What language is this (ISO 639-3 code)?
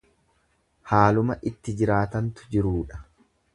orm